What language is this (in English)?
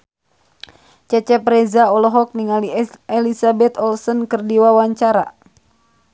Sundanese